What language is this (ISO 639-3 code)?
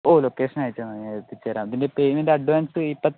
mal